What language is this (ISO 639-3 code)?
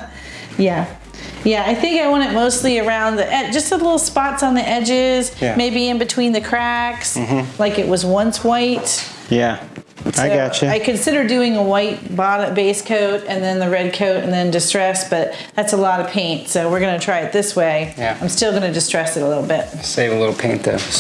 eng